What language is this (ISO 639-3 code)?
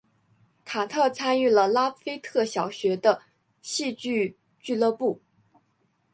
zho